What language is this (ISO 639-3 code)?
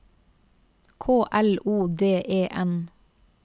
nor